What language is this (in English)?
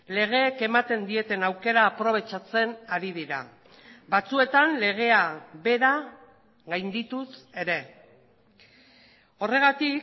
Basque